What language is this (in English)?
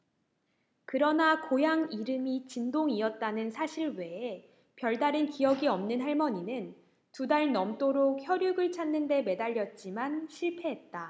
Korean